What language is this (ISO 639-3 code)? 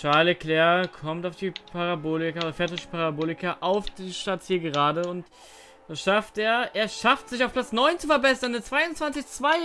deu